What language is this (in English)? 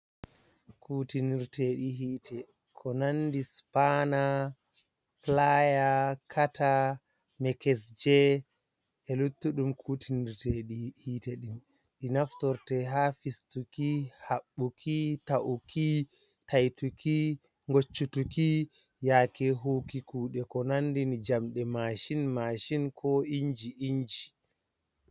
Fula